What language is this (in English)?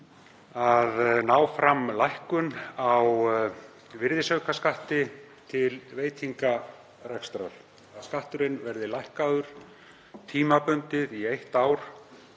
Icelandic